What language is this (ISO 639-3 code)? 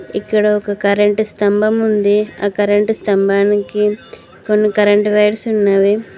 tel